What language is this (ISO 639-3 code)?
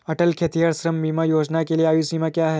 hin